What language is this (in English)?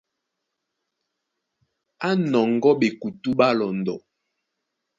Duala